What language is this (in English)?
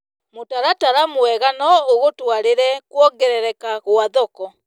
Kikuyu